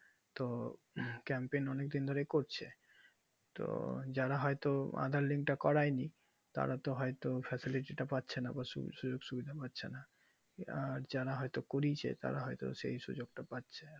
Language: Bangla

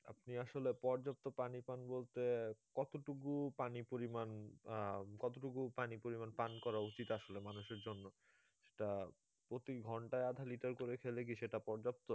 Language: Bangla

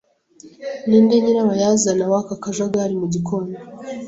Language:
Kinyarwanda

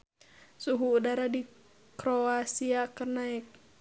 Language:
Sundanese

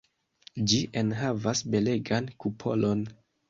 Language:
Esperanto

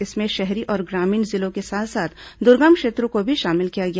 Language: Hindi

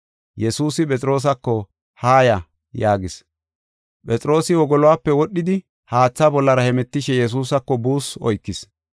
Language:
Gofa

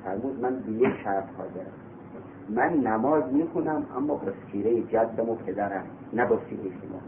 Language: Persian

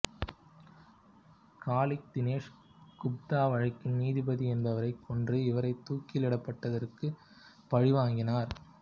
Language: Tamil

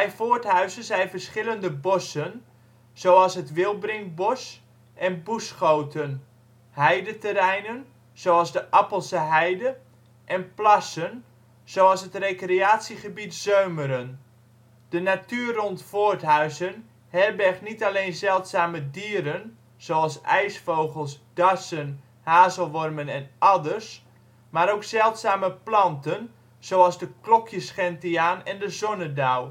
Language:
Dutch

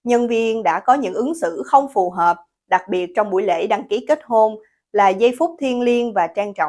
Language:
Vietnamese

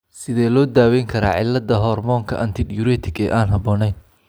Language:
Somali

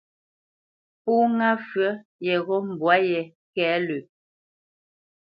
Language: Bamenyam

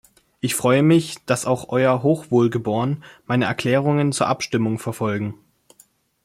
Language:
German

